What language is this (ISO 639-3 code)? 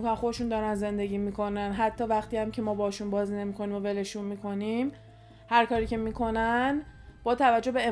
fas